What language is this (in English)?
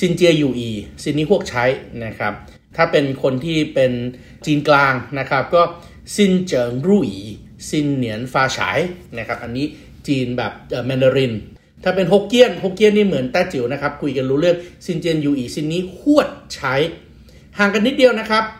Thai